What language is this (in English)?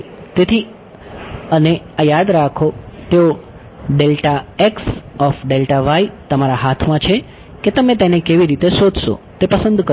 Gujarati